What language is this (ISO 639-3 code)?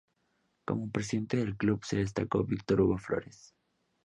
spa